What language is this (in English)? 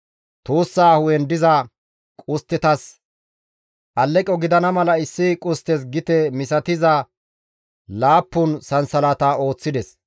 Gamo